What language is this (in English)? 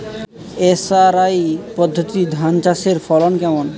Bangla